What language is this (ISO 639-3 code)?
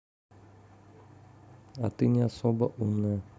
rus